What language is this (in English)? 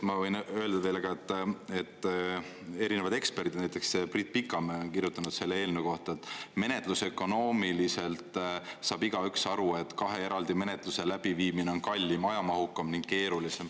Estonian